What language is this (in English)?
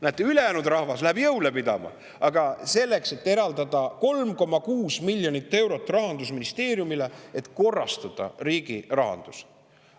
Estonian